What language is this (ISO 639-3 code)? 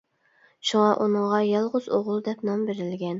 uig